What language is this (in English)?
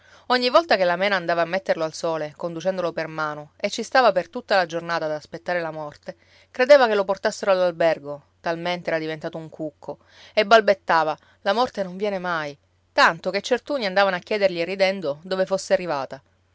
Italian